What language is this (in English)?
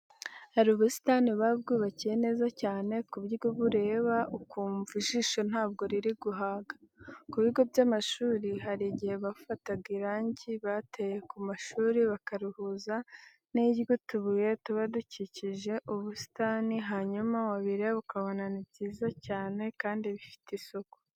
Kinyarwanda